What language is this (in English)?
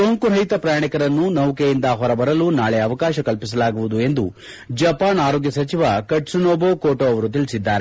Kannada